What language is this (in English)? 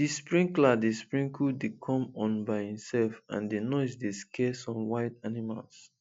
Nigerian Pidgin